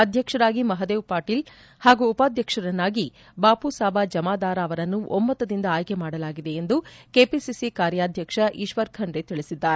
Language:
Kannada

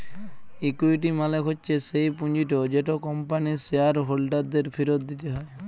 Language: Bangla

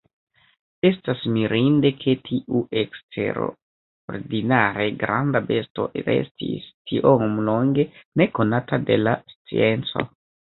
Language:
Esperanto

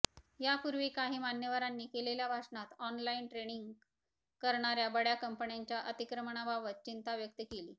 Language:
Marathi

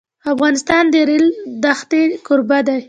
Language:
Pashto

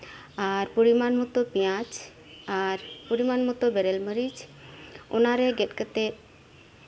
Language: Santali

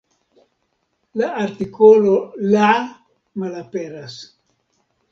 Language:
Esperanto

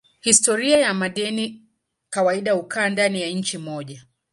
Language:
Swahili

